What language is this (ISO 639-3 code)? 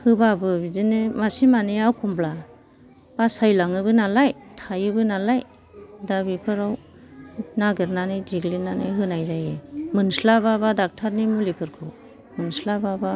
brx